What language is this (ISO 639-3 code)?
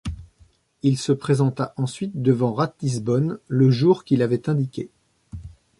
fra